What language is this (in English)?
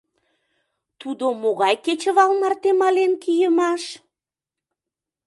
Mari